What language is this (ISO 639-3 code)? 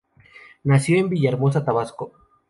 spa